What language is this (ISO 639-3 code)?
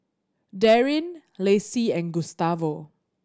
eng